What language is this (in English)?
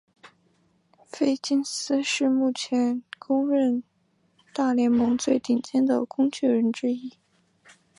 Chinese